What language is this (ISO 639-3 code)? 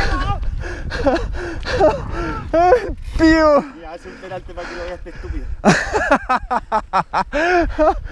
spa